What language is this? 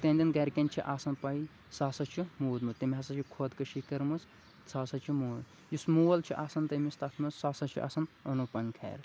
Kashmiri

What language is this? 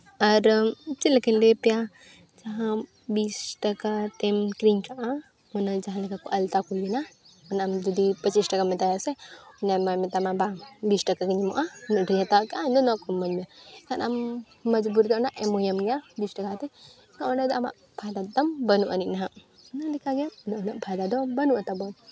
Santali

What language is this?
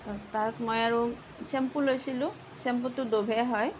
Assamese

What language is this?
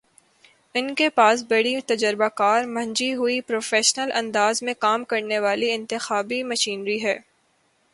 Urdu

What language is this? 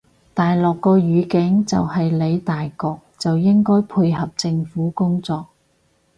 Cantonese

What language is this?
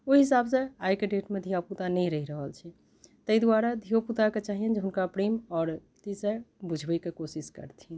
Maithili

